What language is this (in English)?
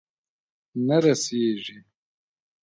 Pashto